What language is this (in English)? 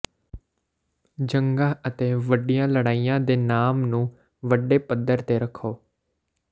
Punjabi